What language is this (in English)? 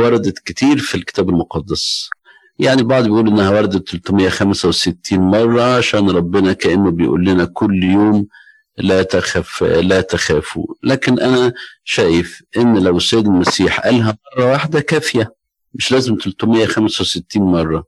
Arabic